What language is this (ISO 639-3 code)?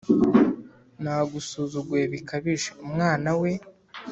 kin